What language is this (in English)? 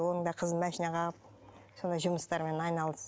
Kazakh